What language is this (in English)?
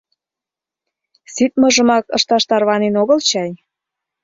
Mari